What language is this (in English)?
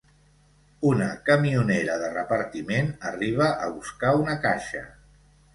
Catalan